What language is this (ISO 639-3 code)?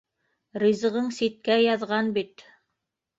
bak